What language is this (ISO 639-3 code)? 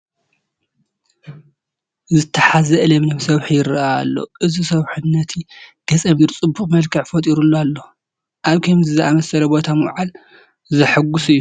tir